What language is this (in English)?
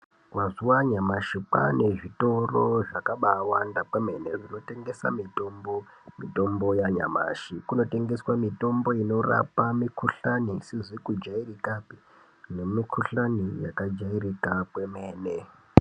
Ndau